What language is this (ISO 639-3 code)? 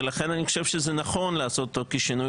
heb